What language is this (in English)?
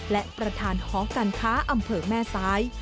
Thai